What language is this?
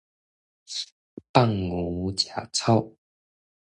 Min Nan Chinese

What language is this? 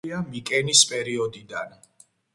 Georgian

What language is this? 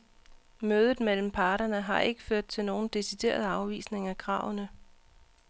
Danish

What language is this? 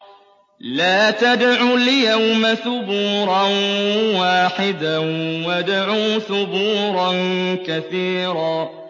Arabic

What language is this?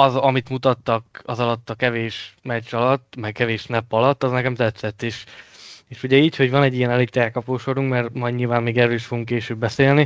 Hungarian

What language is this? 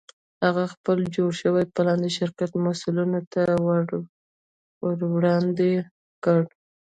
Pashto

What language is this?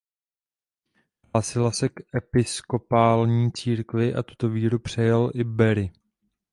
Czech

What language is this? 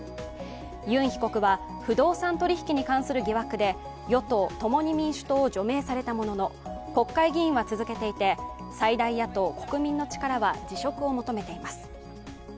Japanese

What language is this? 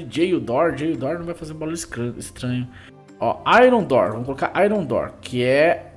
Portuguese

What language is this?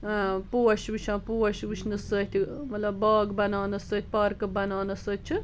Kashmiri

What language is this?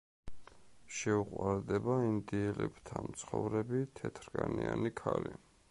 Georgian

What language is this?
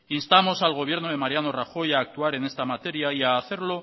Spanish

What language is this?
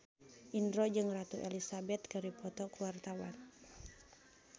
Sundanese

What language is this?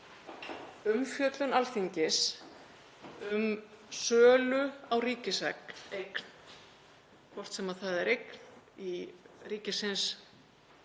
Icelandic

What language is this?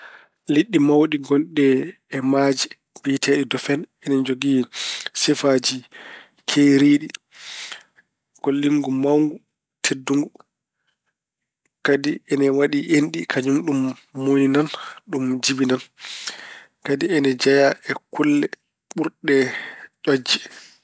Fula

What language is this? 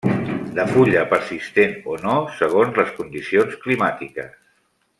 Catalan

